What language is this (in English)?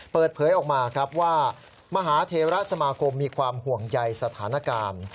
Thai